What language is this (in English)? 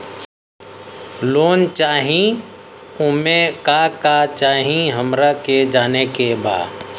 Bhojpuri